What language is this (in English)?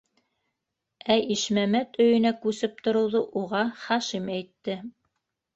Bashkir